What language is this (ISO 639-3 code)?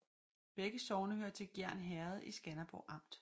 dan